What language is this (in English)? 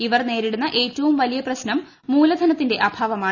Malayalam